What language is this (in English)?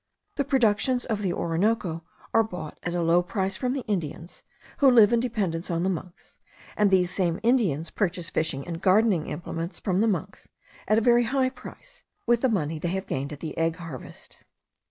English